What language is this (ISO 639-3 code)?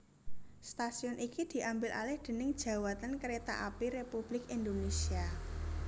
jav